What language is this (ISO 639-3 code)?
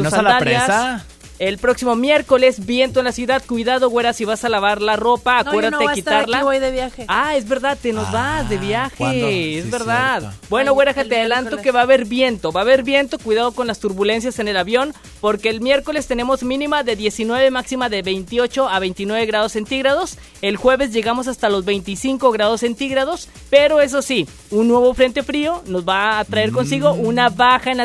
spa